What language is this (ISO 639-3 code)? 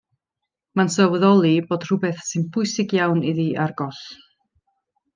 cym